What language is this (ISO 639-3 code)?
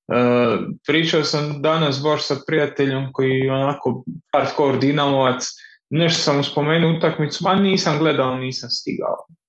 hrv